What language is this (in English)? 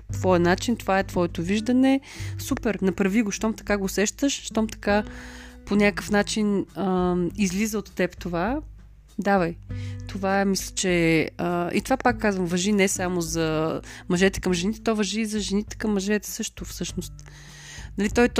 Bulgarian